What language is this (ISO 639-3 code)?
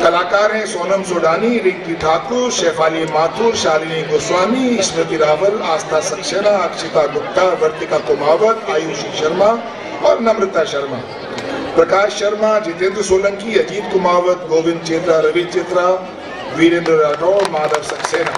hin